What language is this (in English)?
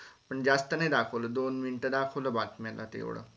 Marathi